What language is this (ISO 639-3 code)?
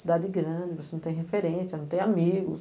por